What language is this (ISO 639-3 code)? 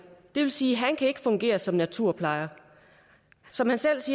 dan